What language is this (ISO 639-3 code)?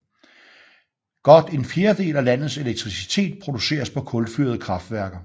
dan